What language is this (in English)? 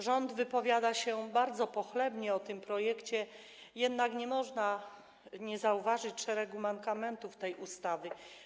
Polish